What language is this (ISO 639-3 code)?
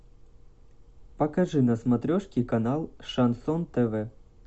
rus